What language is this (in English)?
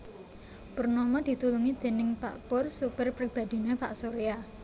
Javanese